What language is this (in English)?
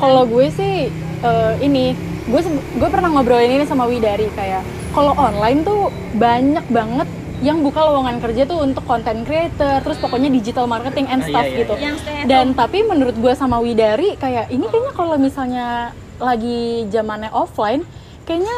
Indonesian